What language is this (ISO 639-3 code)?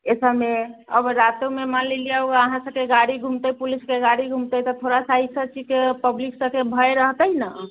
mai